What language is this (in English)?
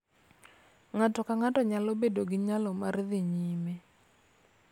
Luo (Kenya and Tanzania)